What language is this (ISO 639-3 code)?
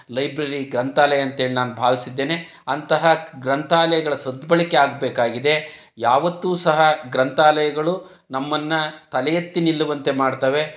kan